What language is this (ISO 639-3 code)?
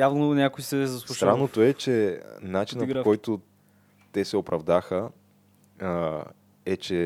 bul